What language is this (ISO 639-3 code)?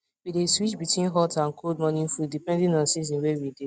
pcm